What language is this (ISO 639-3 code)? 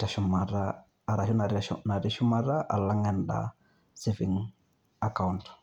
mas